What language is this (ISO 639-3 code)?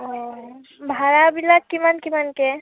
asm